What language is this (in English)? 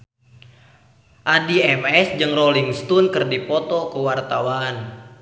Sundanese